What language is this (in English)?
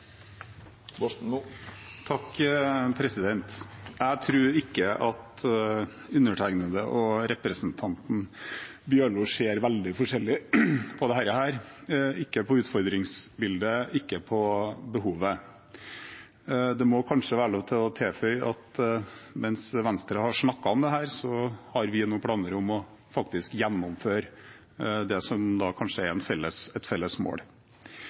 Norwegian